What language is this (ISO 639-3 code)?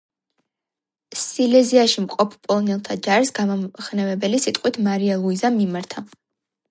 kat